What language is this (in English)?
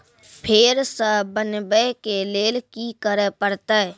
Maithili